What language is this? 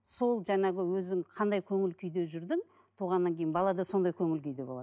Kazakh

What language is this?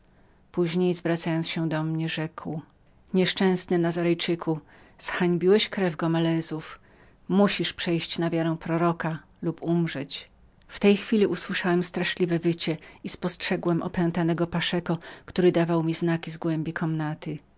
Polish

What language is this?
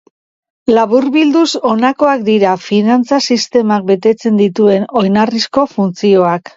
Basque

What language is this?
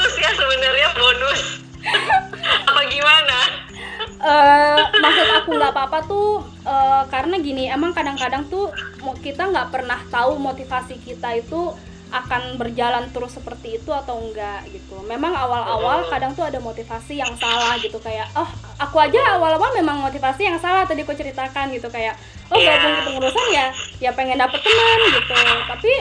Indonesian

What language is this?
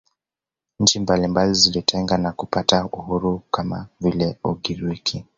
Swahili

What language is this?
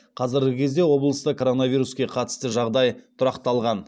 Kazakh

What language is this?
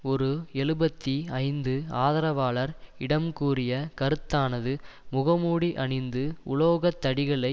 Tamil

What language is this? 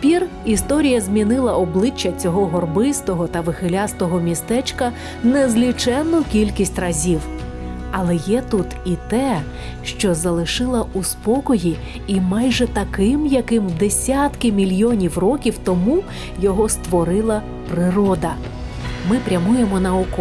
Ukrainian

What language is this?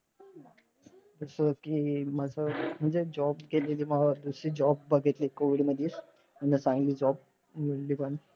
Marathi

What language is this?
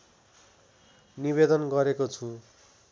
Nepali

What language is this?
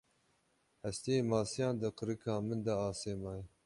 Kurdish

